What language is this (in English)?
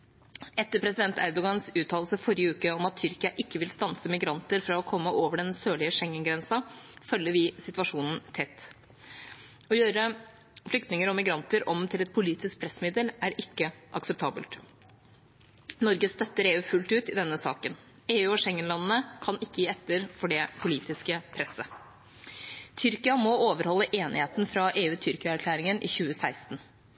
Norwegian Bokmål